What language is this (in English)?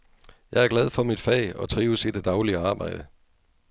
Danish